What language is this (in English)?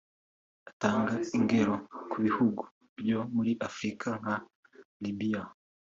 Kinyarwanda